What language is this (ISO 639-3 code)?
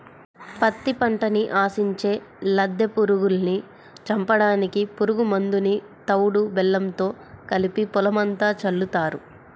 tel